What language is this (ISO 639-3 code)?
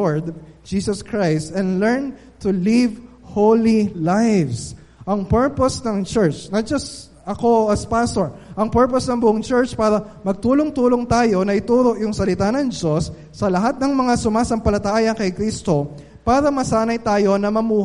fil